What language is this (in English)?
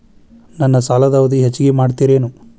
Kannada